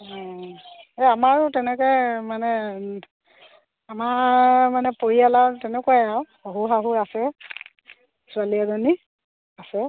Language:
Assamese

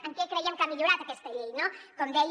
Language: Catalan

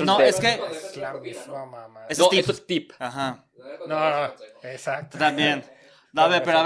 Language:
Spanish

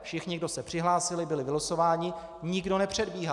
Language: Czech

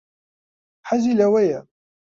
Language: Central Kurdish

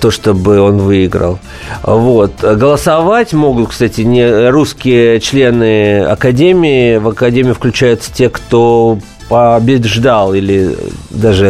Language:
Russian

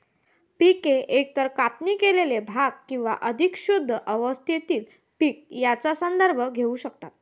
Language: Marathi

